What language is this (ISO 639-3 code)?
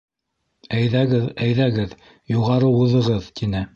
bak